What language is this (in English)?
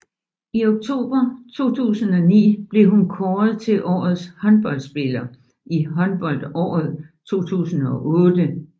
Danish